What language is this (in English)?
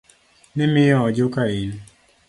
Luo (Kenya and Tanzania)